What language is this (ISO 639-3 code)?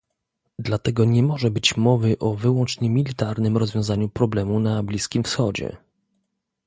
pol